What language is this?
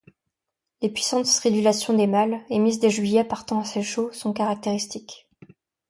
French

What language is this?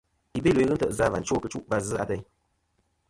Kom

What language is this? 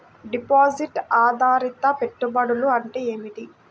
Telugu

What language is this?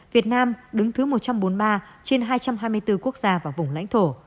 Vietnamese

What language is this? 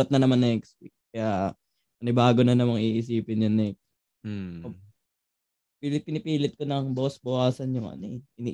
Filipino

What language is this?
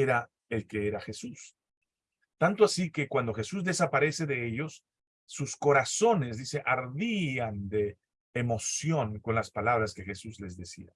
Spanish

